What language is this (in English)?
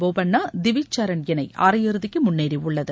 Tamil